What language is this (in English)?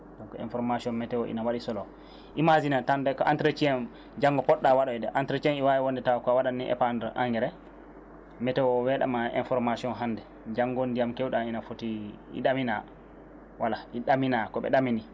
Fula